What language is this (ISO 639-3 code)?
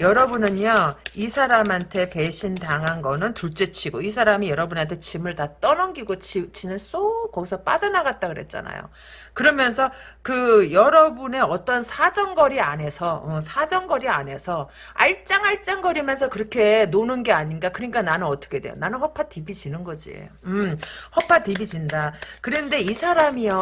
kor